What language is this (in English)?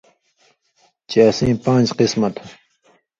Indus Kohistani